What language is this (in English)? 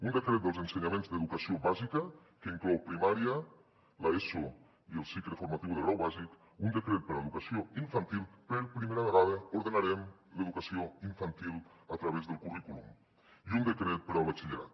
Catalan